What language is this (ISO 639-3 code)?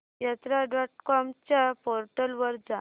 mar